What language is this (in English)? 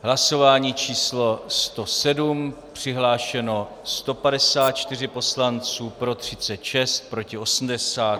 Czech